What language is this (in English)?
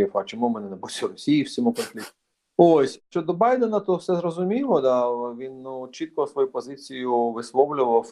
Ukrainian